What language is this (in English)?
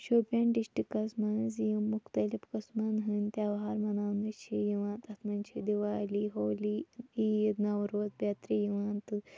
Kashmiri